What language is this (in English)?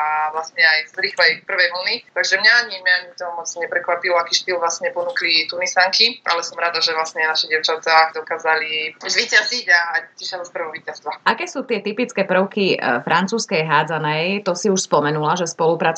Slovak